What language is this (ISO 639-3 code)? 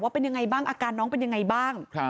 tha